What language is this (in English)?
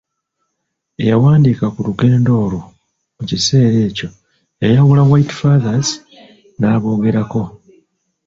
Ganda